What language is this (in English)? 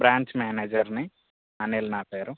Telugu